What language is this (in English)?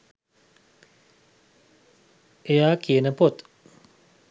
Sinhala